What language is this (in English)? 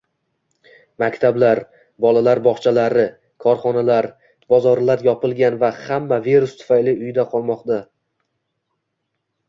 Uzbek